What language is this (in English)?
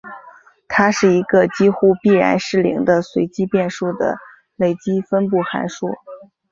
Chinese